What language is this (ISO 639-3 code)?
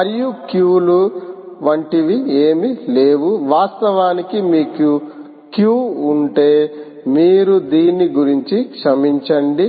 tel